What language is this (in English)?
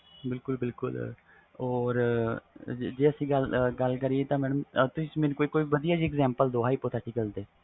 Punjabi